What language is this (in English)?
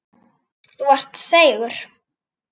Icelandic